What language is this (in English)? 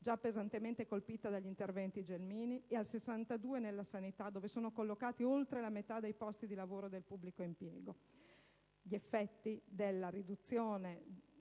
Italian